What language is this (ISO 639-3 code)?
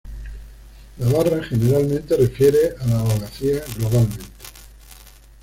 spa